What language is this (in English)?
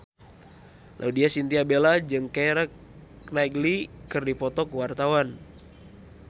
Sundanese